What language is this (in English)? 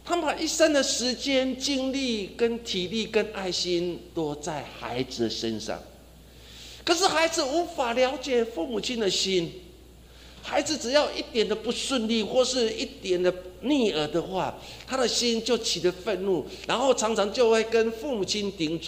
Chinese